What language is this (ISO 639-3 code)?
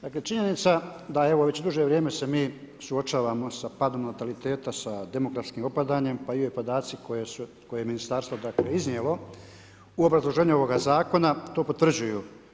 hrv